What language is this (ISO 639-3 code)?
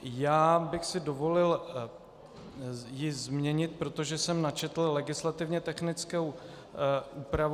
ces